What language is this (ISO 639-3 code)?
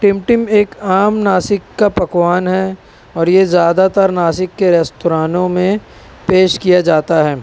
urd